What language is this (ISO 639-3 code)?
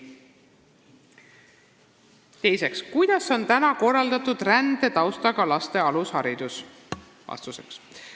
est